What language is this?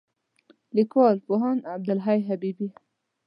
Pashto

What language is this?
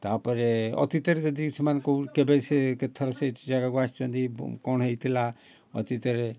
Odia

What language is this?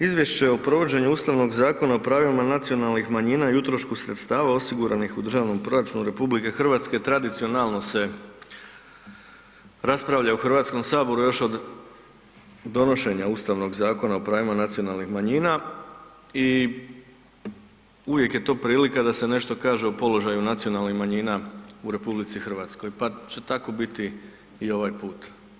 Croatian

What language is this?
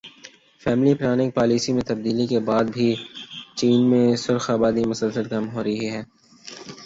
Urdu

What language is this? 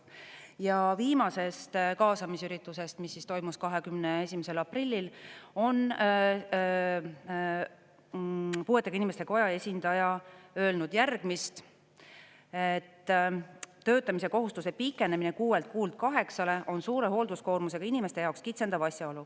Estonian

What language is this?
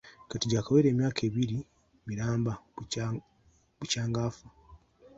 Ganda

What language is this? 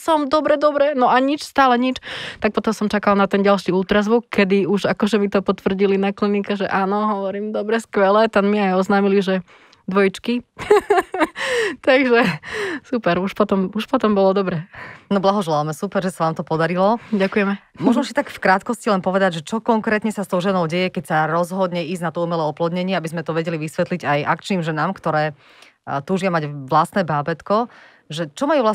Slovak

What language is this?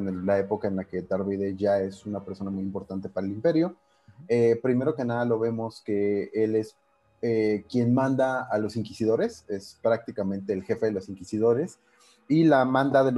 Spanish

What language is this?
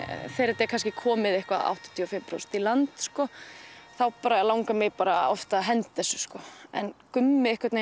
Icelandic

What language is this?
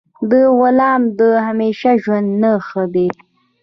Pashto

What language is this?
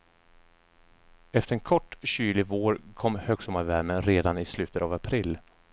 Swedish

